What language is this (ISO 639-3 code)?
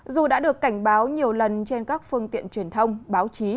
vie